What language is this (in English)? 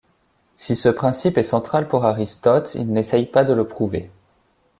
French